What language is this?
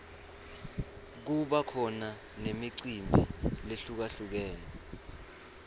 Swati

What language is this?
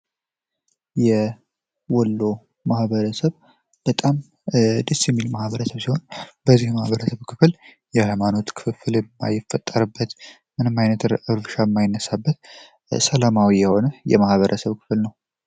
Amharic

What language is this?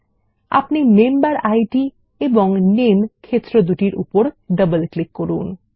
Bangla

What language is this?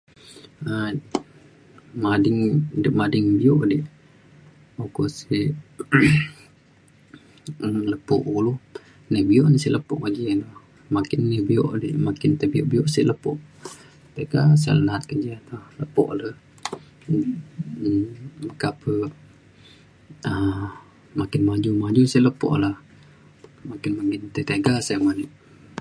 Mainstream Kenyah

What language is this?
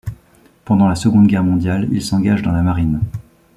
French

